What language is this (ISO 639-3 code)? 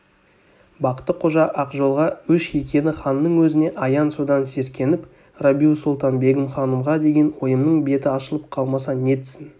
kaz